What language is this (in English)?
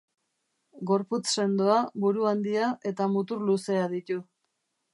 Basque